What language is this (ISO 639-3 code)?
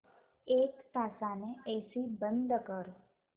mar